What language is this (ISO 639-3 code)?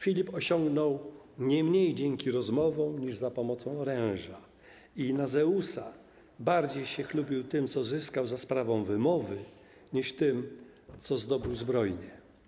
pol